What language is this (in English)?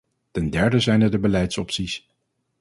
Dutch